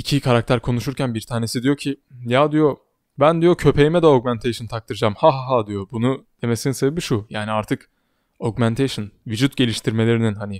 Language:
Turkish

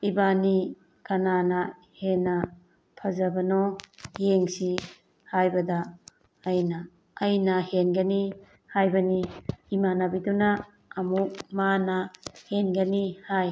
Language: Manipuri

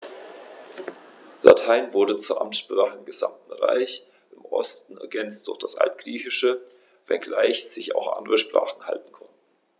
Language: German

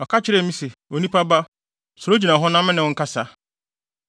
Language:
Akan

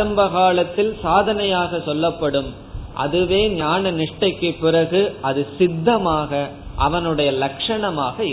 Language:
Tamil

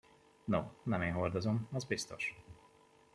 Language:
Hungarian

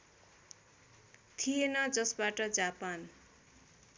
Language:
Nepali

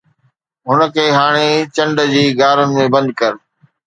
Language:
Sindhi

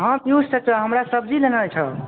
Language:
Maithili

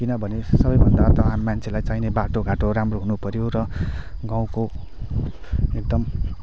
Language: Nepali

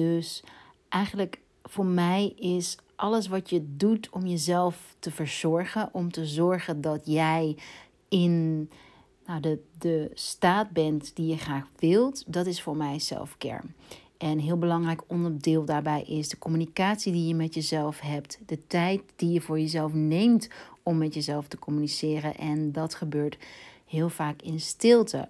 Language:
Dutch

